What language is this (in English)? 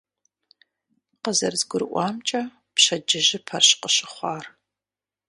Kabardian